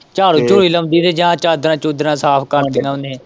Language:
Punjabi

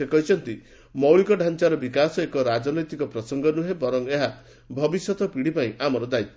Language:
Odia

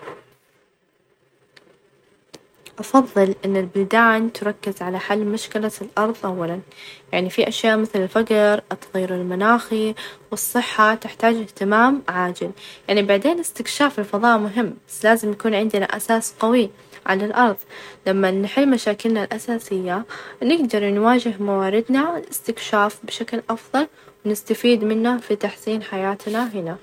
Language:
Najdi Arabic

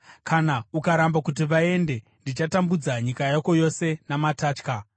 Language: Shona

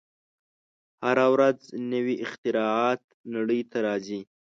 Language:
Pashto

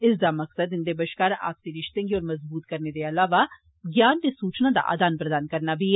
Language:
Dogri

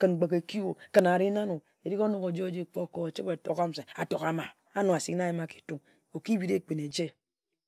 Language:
Ejagham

